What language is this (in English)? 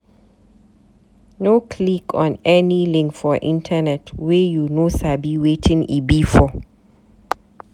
Nigerian Pidgin